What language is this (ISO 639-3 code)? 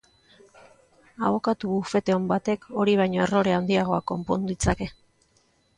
eus